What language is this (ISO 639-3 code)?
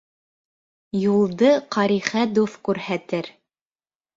bak